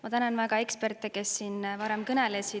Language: Estonian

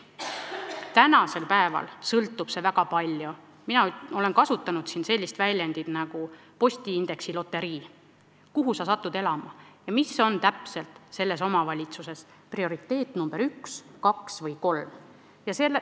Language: Estonian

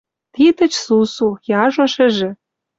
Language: Western Mari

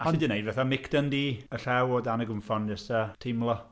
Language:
Welsh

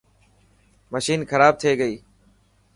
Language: Dhatki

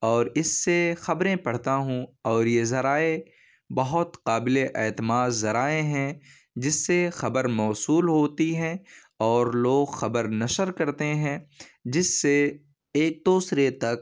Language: Urdu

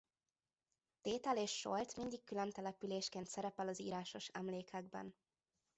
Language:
Hungarian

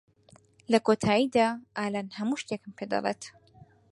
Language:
Central Kurdish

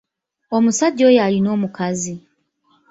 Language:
Ganda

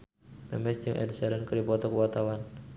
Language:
Sundanese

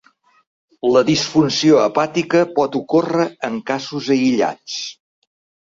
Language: Catalan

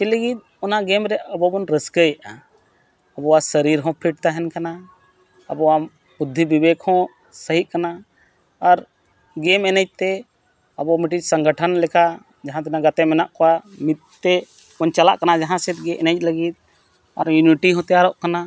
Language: Santali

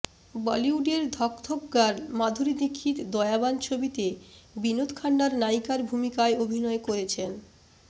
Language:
Bangla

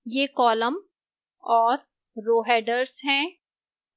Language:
Hindi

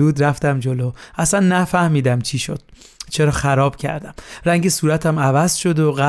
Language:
Persian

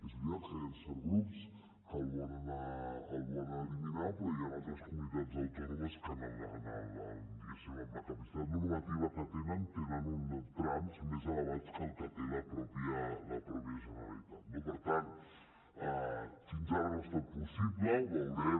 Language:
Catalan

